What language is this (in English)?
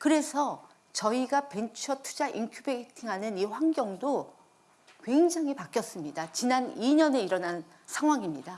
Korean